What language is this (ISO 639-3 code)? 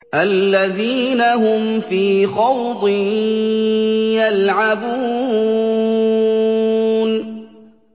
ara